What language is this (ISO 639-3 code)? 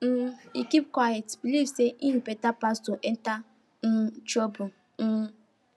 pcm